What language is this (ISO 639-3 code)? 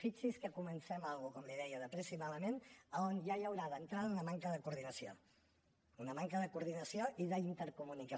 cat